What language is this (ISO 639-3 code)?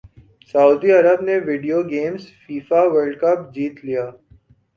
urd